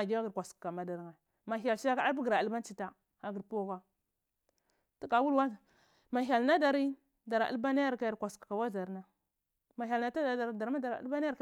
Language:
Cibak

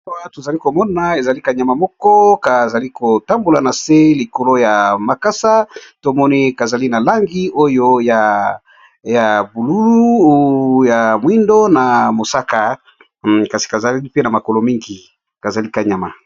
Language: Lingala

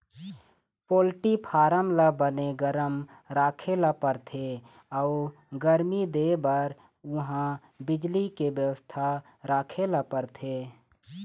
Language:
Chhattisgarhi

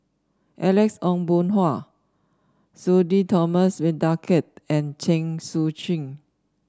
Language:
English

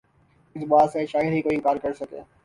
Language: Urdu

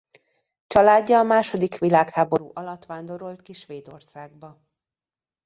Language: Hungarian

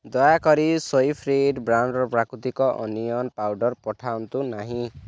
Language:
Odia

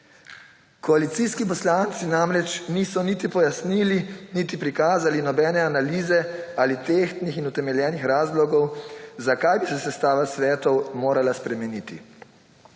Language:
Slovenian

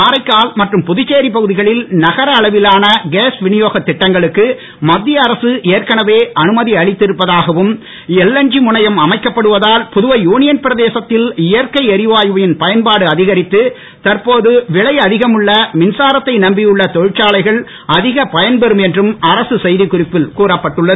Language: Tamil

